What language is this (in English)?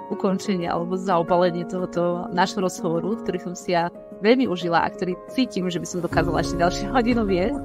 Slovak